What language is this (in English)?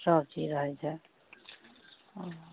Maithili